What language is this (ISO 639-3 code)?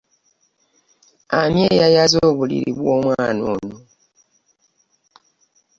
lug